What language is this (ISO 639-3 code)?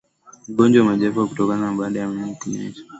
swa